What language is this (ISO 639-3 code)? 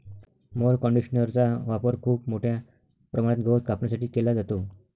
mar